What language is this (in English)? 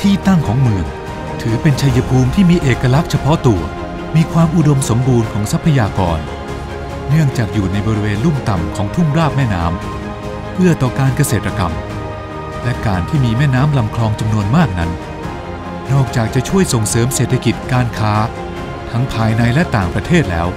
Thai